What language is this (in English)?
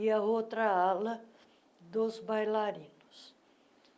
Portuguese